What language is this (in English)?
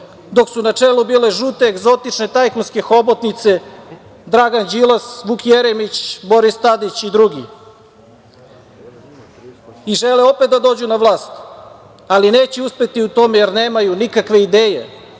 Serbian